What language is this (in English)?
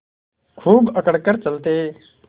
Hindi